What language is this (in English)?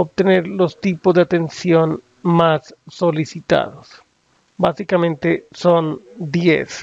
Spanish